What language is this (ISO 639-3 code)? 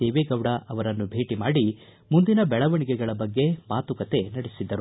kan